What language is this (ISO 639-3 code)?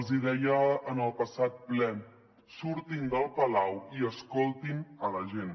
cat